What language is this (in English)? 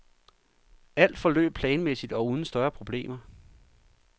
Danish